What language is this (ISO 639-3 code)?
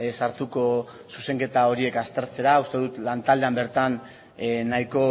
eus